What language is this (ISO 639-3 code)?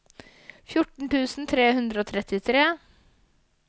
nor